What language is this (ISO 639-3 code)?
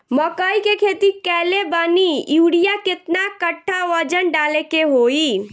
bho